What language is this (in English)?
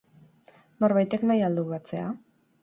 Basque